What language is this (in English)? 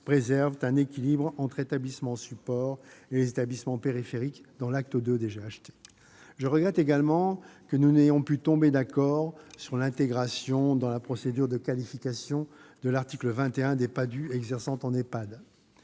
French